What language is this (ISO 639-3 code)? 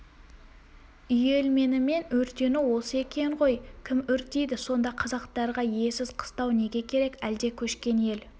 kaz